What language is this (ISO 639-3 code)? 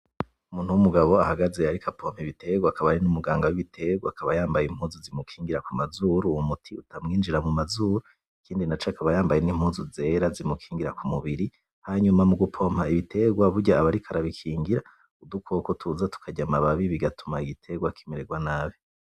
run